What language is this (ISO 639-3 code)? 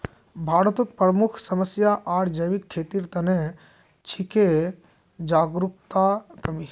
mag